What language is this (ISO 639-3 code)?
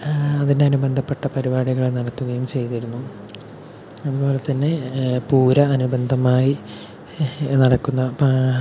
mal